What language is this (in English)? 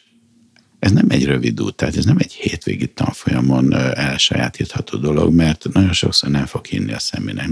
Hungarian